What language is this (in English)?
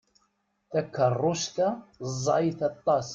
Kabyle